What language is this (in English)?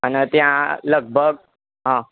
Gujarati